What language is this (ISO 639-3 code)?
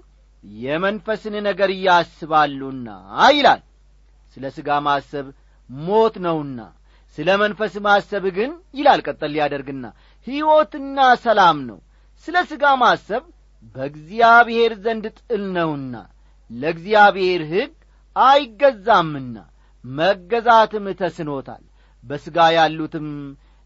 amh